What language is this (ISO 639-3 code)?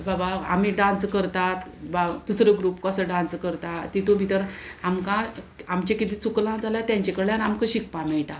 kok